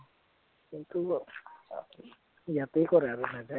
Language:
Assamese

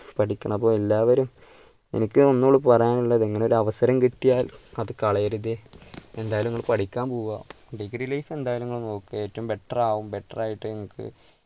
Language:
Malayalam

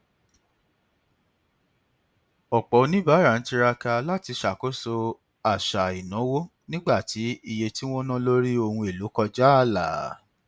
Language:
Yoruba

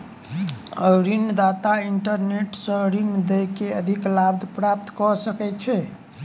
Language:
Maithili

